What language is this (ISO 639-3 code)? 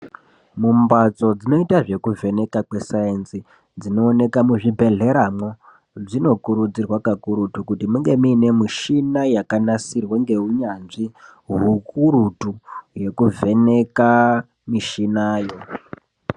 ndc